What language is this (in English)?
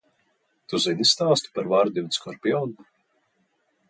Latvian